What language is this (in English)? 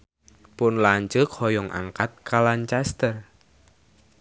Sundanese